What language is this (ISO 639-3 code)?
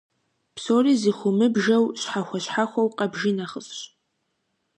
kbd